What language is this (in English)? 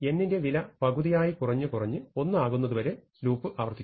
Malayalam